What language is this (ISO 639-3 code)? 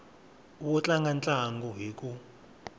tso